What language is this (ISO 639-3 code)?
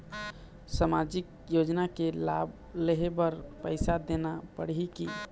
hne